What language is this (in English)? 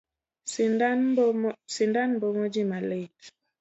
Luo (Kenya and Tanzania)